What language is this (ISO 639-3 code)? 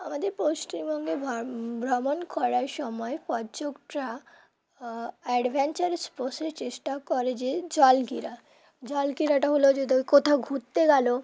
ben